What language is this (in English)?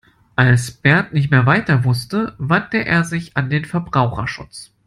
German